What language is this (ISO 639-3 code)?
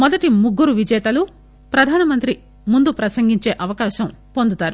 tel